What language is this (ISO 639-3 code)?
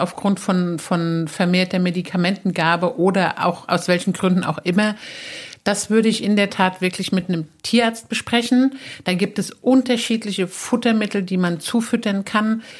deu